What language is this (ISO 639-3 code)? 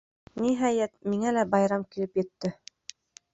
bak